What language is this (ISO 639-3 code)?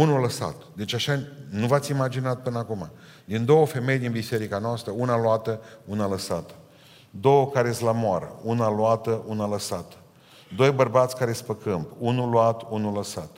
ron